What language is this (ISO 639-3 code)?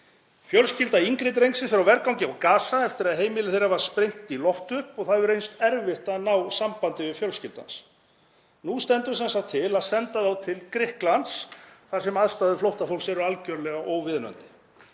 isl